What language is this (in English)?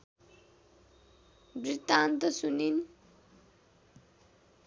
Nepali